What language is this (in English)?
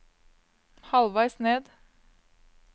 Norwegian